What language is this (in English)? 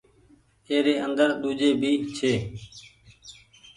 Goaria